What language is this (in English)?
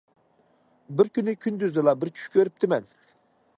Uyghur